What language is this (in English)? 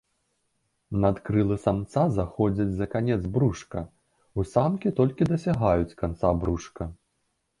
Belarusian